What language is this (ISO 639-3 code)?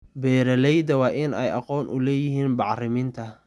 som